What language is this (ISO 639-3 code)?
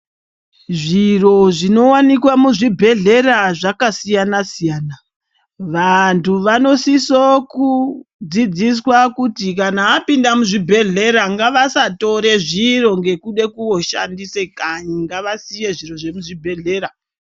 ndc